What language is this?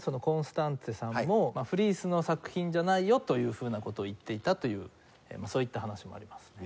Japanese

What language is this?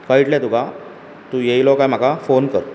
Konkani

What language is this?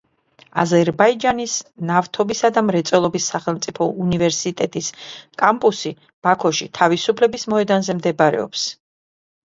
Georgian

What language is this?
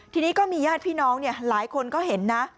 Thai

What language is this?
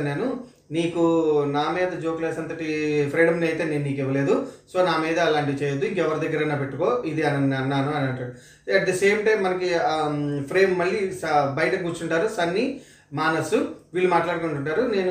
Telugu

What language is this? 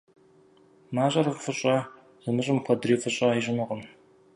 Kabardian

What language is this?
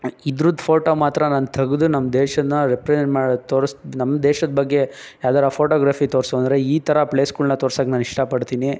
Kannada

